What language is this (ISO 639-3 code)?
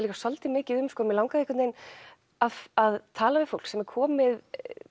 isl